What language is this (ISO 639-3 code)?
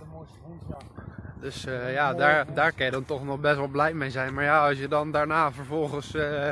nld